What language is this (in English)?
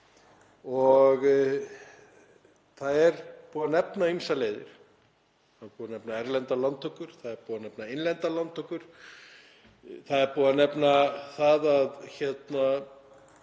Icelandic